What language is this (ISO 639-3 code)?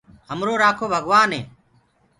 ggg